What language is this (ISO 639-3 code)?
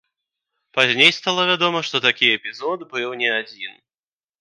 bel